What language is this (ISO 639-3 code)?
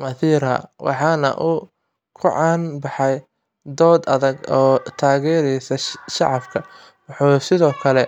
som